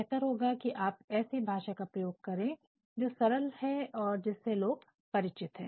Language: Hindi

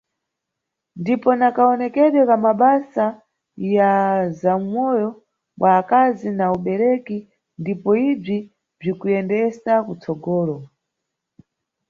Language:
Nyungwe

